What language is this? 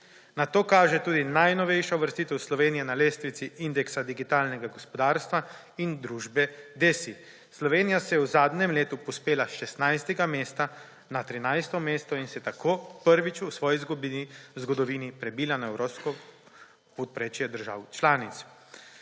Slovenian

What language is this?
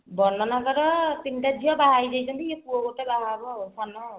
Odia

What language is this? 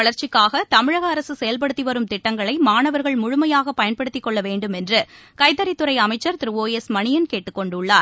Tamil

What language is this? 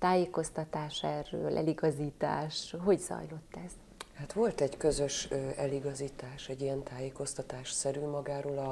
Hungarian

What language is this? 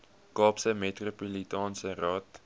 Afrikaans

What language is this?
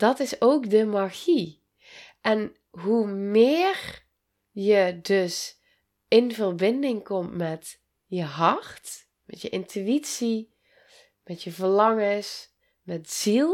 Dutch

